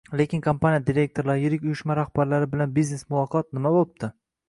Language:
Uzbek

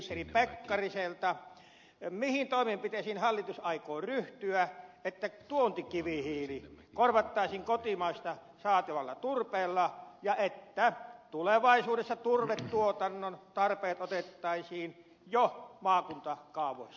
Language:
Finnish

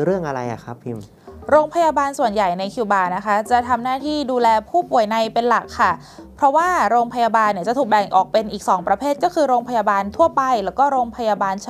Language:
Thai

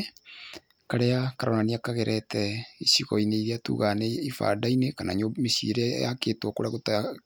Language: Kikuyu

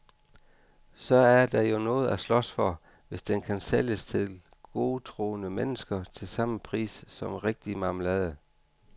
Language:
Danish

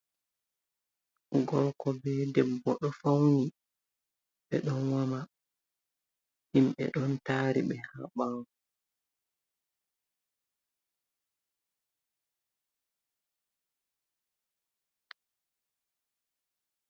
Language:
Fula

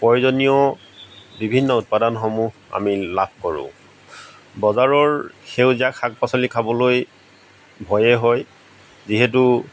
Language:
Assamese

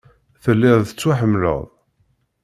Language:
Kabyle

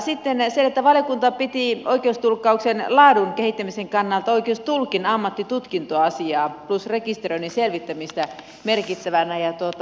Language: Finnish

